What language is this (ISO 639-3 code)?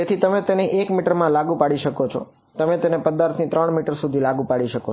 guj